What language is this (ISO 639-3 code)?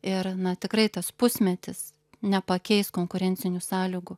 lit